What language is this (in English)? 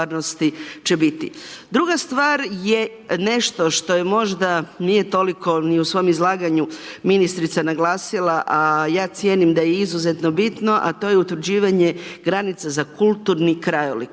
Croatian